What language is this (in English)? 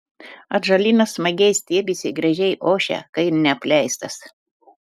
Lithuanian